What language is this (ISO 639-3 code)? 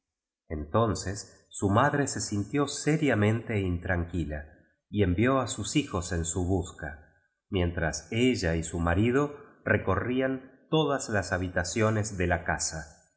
spa